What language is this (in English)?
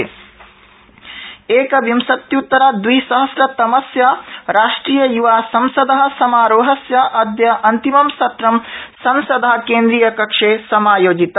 Sanskrit